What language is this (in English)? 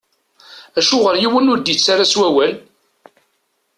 Kabyle